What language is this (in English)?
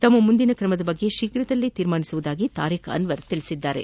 Kannada